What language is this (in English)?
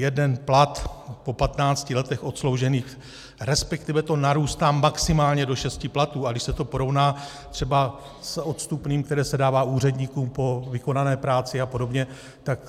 Czech